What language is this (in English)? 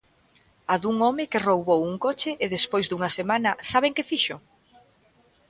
Galician